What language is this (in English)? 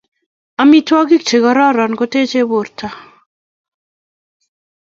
Kalenjin